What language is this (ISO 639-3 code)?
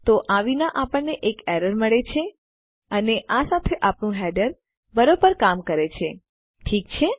guj